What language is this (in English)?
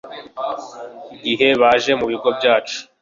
Kinyarwanda